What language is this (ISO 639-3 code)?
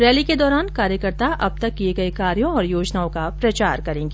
hin